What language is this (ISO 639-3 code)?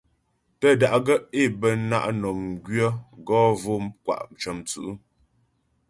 bbj